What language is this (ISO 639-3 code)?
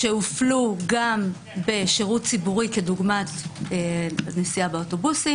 heb